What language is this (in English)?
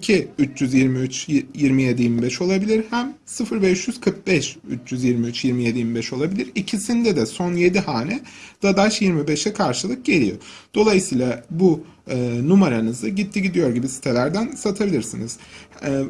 Turkish